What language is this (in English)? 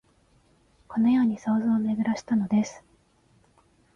Japanese